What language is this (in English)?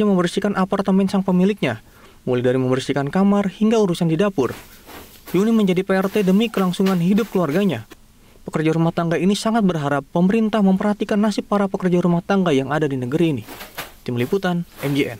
Indonesian